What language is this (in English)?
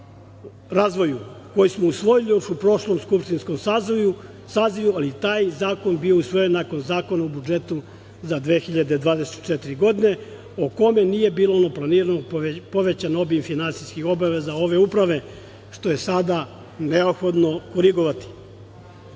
Serbian